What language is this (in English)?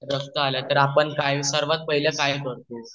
Marathi